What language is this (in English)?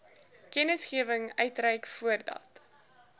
Afrikaans